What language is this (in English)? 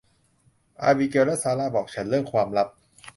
Thai